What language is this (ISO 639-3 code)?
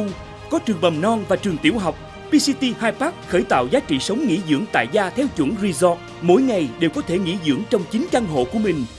vie